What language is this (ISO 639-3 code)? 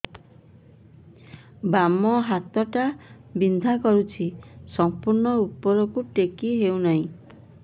ori